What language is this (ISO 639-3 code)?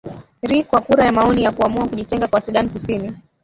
swa